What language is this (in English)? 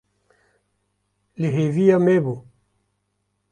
Kurdish